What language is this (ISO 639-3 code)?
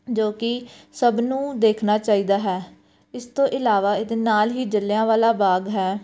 pan